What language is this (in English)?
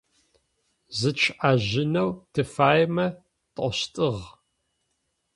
Adyghe